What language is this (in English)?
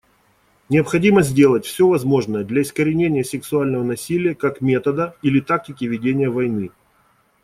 Russian